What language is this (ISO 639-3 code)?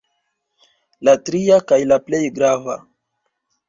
epo